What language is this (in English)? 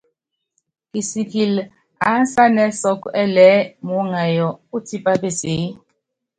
Yangben